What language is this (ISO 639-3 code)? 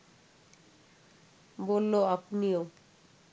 ben